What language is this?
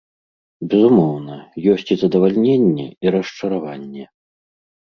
Belarusian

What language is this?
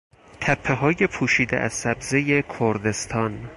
Persian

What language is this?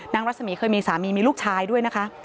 Thai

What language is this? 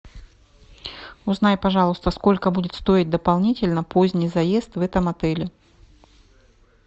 Russian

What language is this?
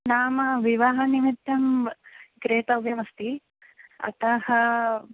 Sanskrit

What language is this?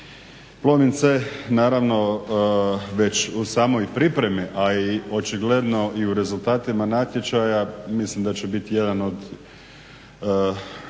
Croatian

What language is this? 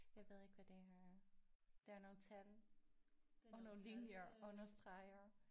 Danish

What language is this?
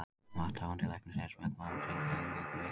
Icelandic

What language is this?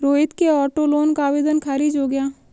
Hindi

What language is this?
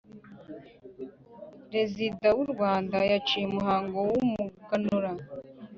Kinyarwanda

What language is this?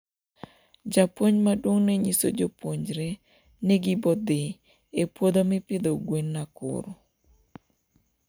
Luo (Kenya and Tanzania)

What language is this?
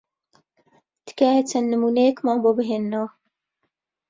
Central Kurdish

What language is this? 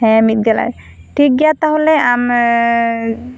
Santali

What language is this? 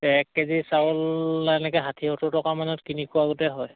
Assamese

